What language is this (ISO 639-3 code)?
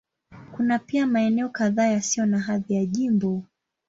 swa